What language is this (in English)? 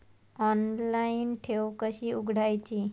Marathi